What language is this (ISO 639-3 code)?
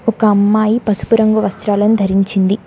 tel